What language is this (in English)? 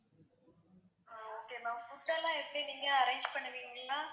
Tamil